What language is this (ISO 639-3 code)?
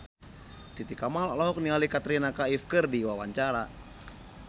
sun